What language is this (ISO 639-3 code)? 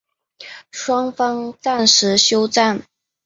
zho